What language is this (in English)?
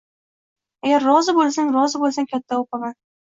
Uzbek